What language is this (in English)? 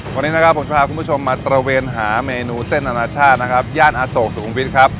Thai